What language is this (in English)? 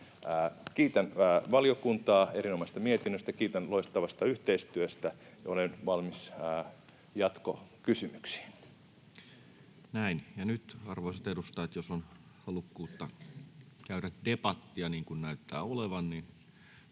Finnish